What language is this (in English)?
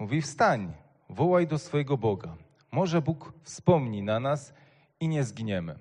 Polish